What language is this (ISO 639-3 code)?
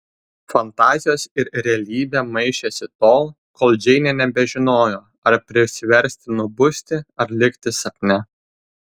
lit